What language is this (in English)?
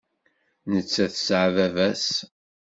Kabyle